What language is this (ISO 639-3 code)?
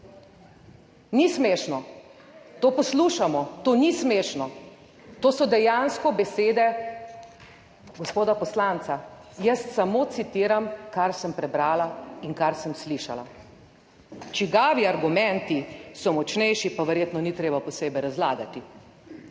slv